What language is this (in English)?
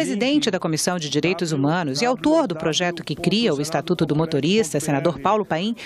Portuguese